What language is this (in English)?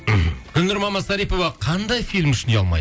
Kazakh